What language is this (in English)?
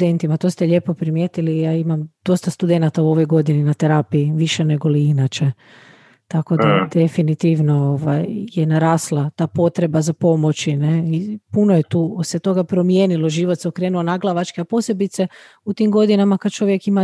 Croatian